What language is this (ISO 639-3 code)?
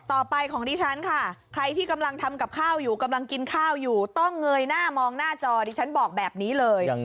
tha